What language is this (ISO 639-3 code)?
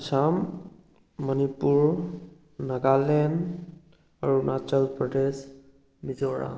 mni